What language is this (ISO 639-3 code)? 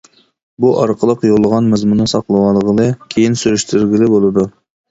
uig